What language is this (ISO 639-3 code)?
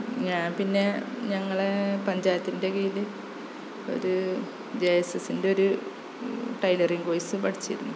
mal